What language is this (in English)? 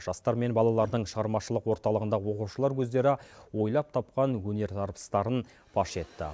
Kazakh